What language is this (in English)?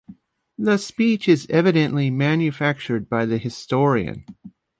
English